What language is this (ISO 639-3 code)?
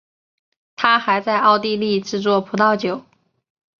zho